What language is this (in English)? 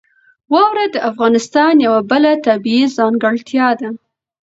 Pashto